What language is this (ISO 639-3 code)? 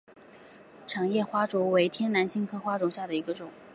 zho